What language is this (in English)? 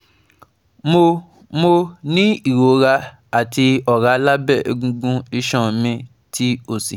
Yoruba